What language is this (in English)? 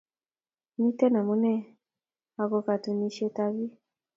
Kalenjin